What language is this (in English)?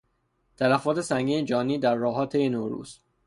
Persian